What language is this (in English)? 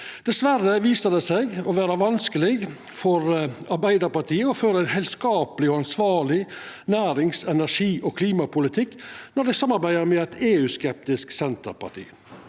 Norwegian